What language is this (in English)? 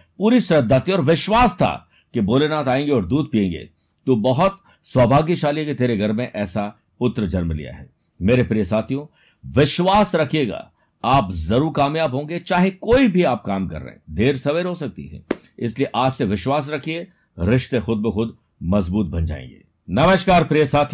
Hindi